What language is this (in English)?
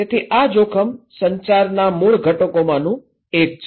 Gujarati